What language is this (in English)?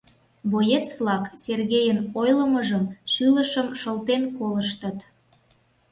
Mari